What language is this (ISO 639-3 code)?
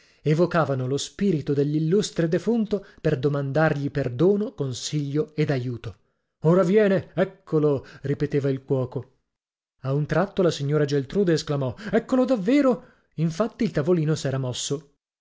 ita